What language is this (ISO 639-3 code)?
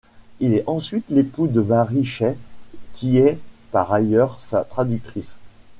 fra